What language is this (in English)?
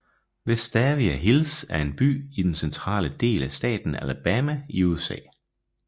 Danish